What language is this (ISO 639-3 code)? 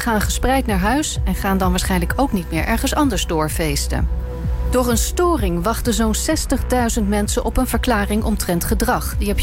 nld